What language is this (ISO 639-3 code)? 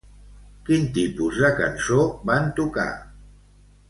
cat